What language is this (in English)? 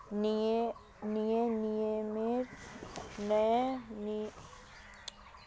Magahi